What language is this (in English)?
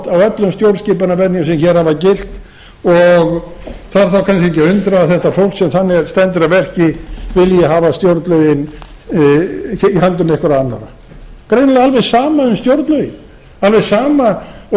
Icelandic